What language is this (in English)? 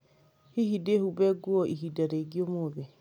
Kikuyu